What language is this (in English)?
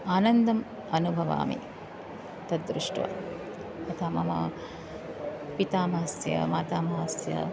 Sanskrit